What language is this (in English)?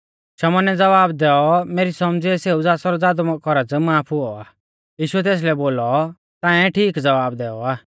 Mahasu Pahari